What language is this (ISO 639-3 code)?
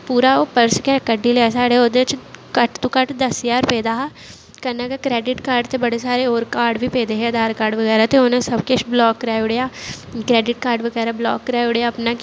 doi